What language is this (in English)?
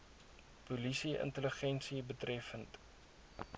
Afrikaans